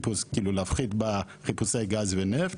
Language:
Hebrew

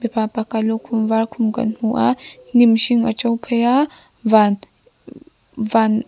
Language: Mizo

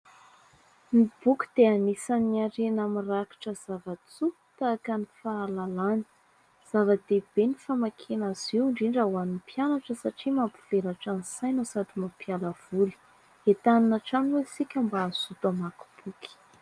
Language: Malagasy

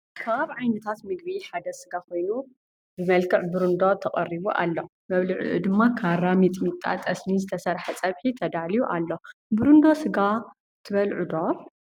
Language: Tigrinya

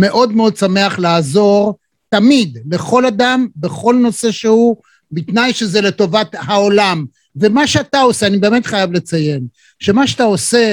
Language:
Hebrew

